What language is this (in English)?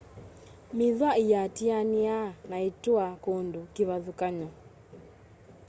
Kamba